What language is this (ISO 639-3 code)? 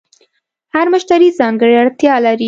pus